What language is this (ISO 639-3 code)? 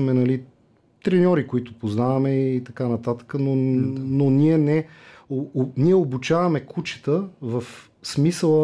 bul